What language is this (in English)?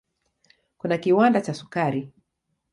Swahili